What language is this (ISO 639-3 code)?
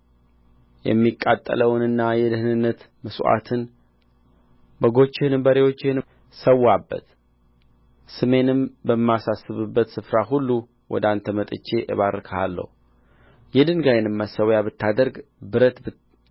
amh